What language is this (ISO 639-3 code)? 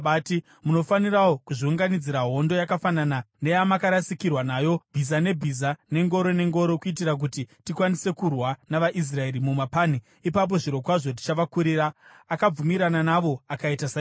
sna